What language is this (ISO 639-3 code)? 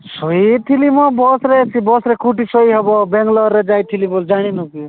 ori